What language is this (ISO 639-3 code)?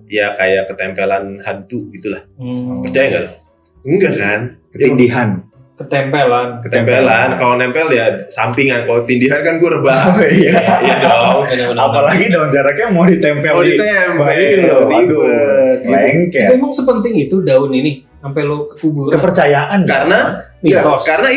ind